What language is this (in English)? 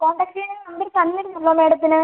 Malayalam